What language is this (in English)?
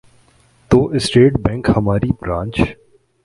Urdu